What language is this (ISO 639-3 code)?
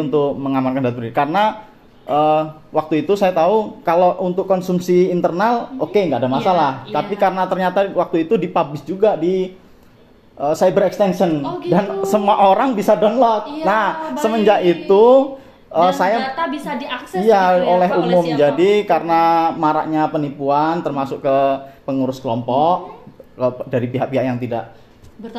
ind